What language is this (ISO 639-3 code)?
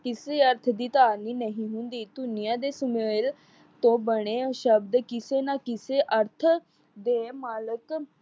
pan